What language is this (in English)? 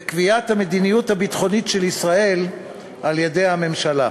Hebrew